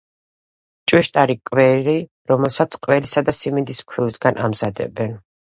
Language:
Georgian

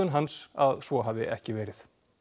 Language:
Icelandic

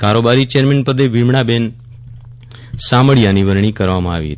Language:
Gujarati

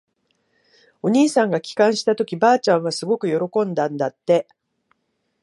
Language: Japanese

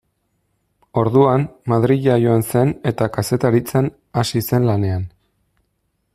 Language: Basque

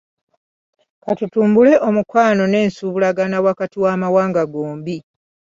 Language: Ganda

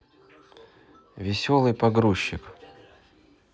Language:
Russian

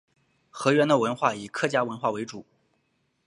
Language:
Chinese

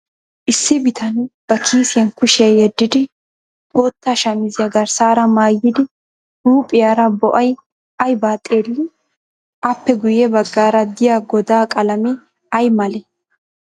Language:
Wolaytta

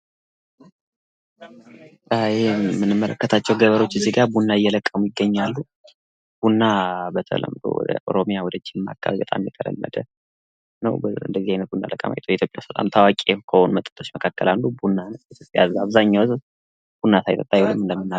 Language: Amharic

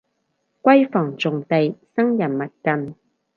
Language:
Cantonese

